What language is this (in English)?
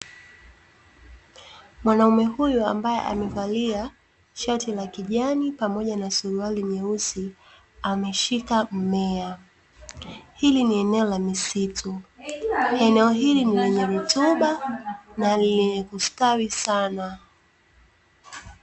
Swahili